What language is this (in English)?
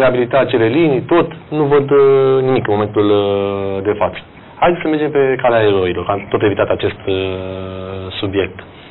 Romanian